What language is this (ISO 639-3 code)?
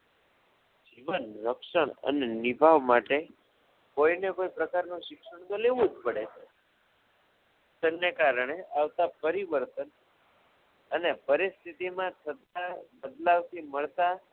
guj